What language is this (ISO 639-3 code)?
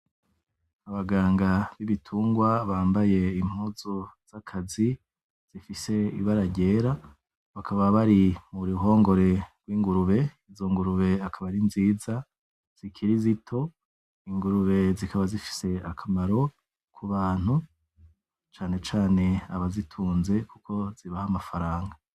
run